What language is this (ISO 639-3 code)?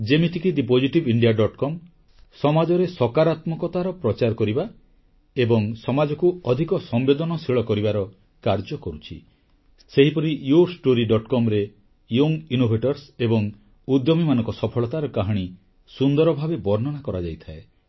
ori